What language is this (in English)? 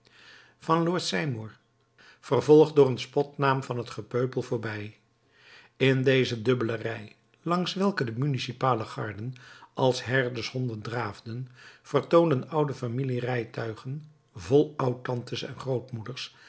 Dutch